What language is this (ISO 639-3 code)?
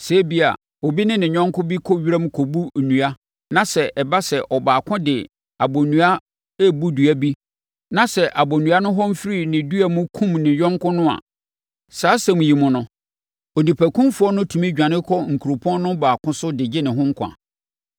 aka